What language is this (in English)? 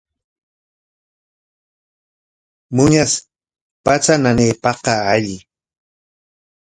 Corongo Ancash Quechua